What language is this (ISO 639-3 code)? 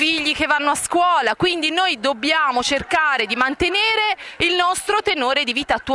ita